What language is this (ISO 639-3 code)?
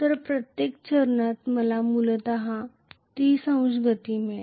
mar